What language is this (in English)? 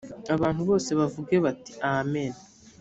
Kinyarwanda